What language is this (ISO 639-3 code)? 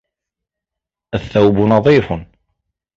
ara